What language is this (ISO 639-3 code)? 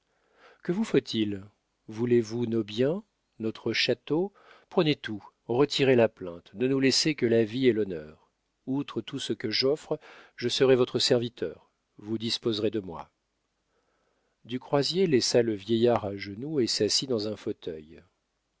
fra